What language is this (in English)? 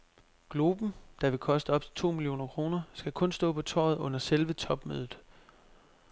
Danish